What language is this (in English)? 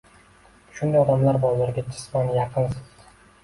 Uzbek